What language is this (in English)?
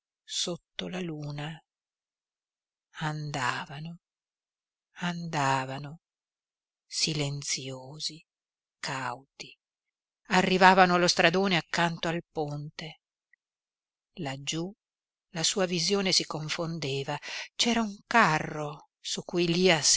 Italian